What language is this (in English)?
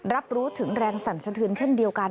Thai